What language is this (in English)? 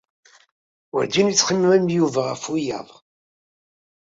Kabyle